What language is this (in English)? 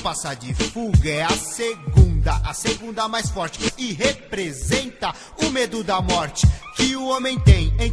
Portuguese